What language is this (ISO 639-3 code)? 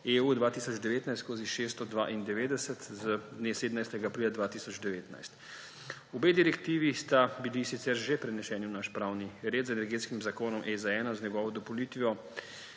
slv